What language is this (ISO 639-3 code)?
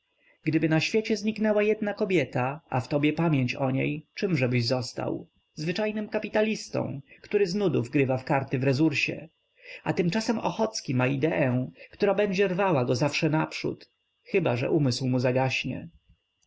pol